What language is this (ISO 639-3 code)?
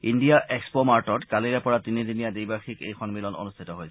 asm